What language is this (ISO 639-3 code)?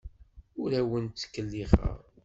kab